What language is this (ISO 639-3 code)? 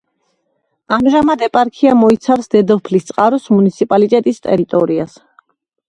kat